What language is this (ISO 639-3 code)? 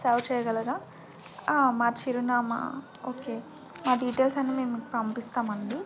tel